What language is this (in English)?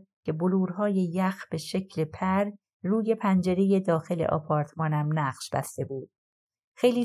Persian